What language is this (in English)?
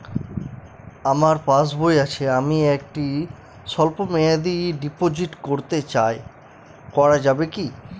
Bangla